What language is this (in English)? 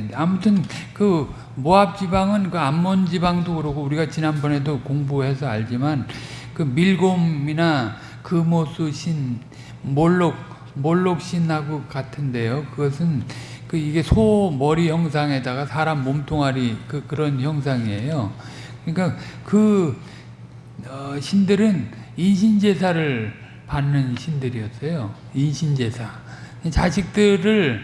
Korean